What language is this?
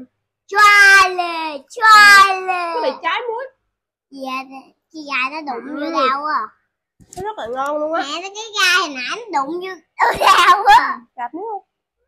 Vietnamese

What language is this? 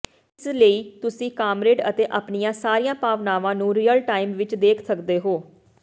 Punjabi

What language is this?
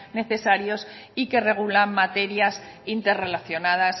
Spanish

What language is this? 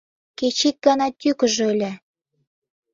Mari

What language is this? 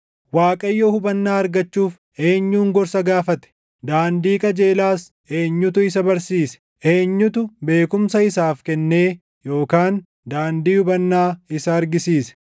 Oromo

